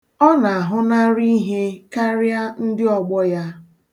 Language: Igbo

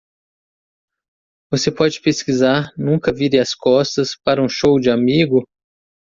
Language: Portuguese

